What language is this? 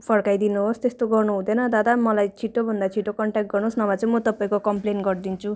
Nepali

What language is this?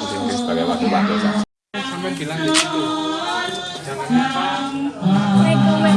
Indonesian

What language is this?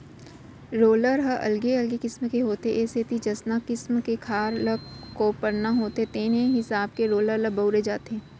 Chhattisgarhi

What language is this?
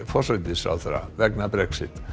Icelandic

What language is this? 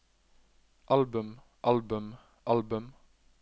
Norwegian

